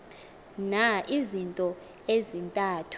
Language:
Xhosa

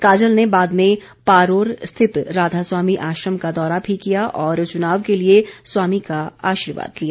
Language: Hindi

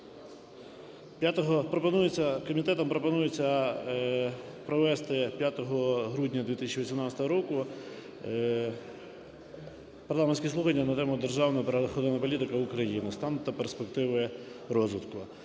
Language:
Ukrainian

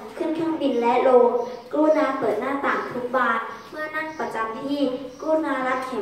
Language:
Thai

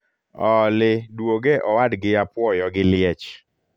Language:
Luo (Kenya and Tanzania)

